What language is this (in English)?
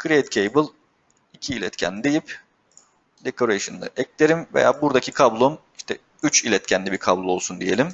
Turkish